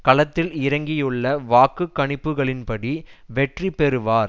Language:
Tamil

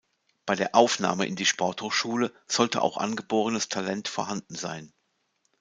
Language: German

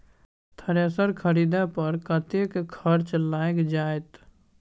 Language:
Maithili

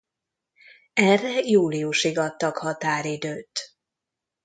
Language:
Hungarian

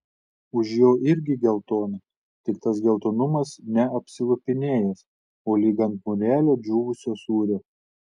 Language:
Lithuanian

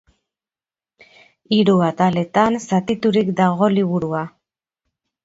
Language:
Basque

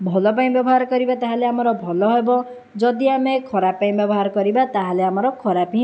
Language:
Odia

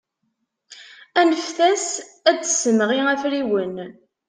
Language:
Kabyle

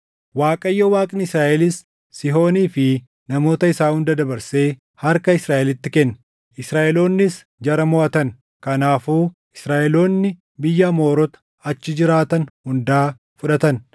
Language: Oromo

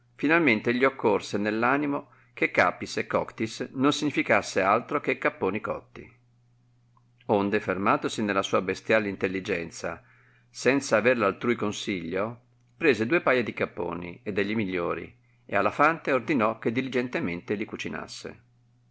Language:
Italian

